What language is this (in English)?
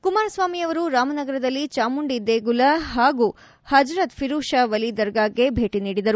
Kannada